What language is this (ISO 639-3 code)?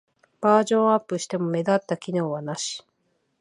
jpn